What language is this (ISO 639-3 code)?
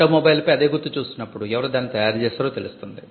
tel